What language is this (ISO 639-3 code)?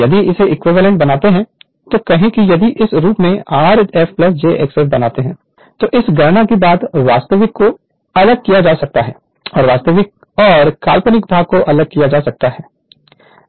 hin